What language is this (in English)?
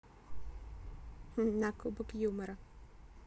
Russian